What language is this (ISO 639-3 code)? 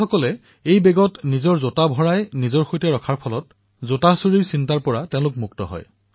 asm